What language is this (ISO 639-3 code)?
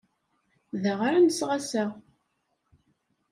kab